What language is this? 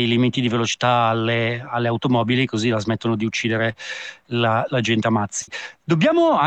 Italian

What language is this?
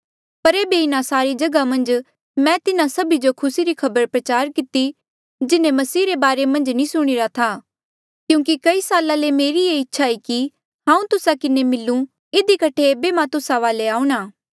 Mandeali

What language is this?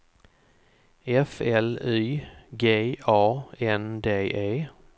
Swedish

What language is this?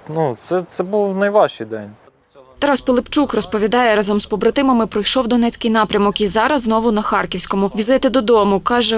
Ukrainian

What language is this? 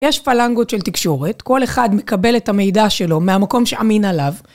Hebrew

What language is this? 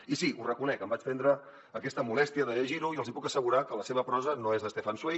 Catalan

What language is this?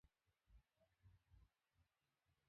Swahili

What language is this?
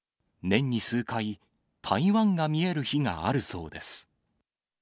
Japanese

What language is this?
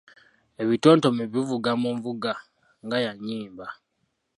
Ganda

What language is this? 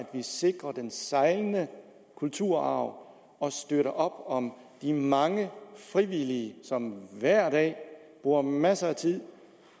Danish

